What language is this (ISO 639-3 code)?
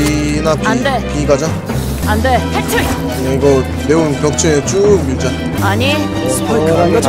kor